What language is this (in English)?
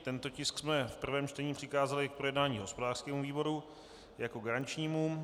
Czech